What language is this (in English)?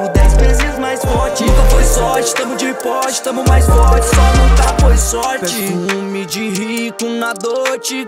Portuguese